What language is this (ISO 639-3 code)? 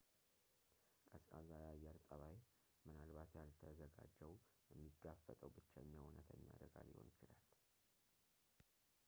amh